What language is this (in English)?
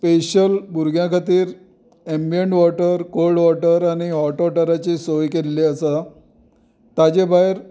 Konkani